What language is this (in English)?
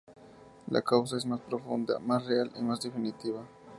Spanish